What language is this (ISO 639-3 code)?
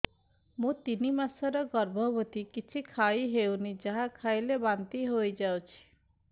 ori